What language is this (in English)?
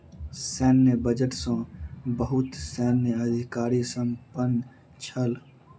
Maithili